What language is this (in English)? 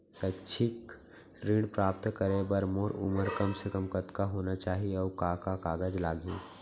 Chhattisgarhi